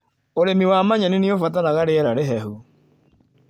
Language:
Kikuyu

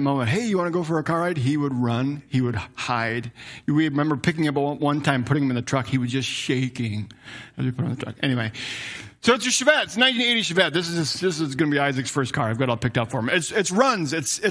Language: English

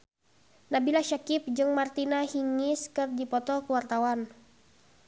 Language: Sundanese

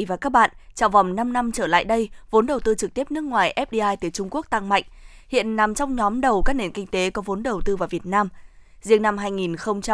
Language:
Vietnamese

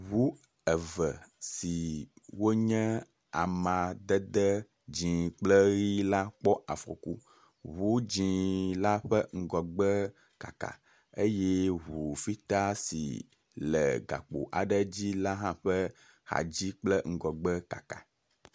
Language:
Ewe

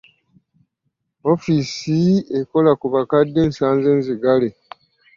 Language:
Ganda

